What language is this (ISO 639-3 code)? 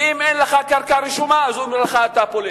heb